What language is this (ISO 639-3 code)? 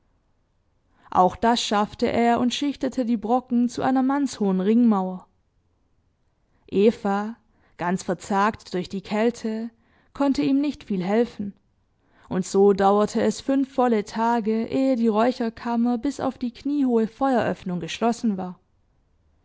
deu